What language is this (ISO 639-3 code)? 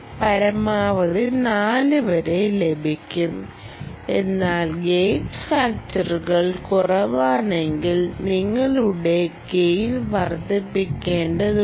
mal